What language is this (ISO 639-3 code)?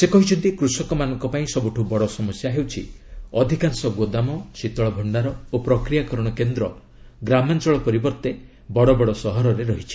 ori